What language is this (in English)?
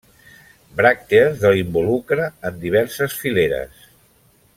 Catalan